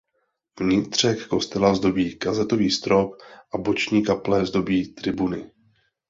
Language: Czech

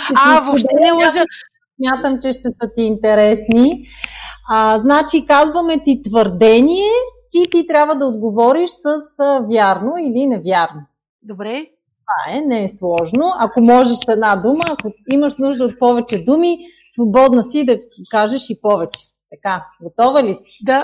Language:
Bulgarian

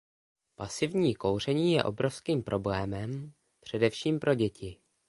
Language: Czech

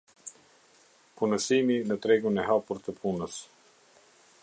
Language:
Albanian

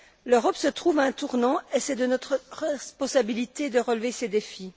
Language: French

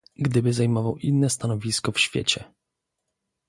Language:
Polish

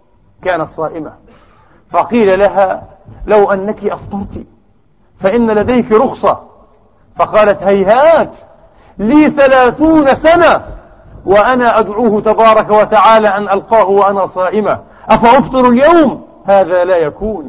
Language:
Arabic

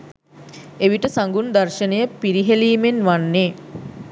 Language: Sinhala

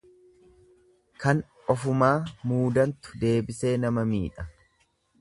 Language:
Oromo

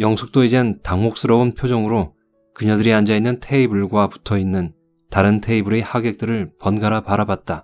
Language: Korean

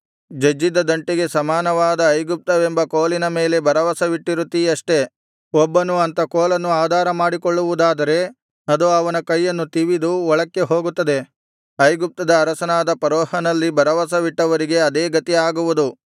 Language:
Kannada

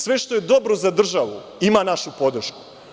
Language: Serbian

